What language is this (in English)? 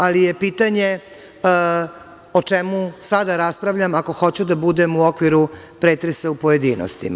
Serbian